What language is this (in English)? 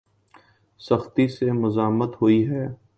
Urdu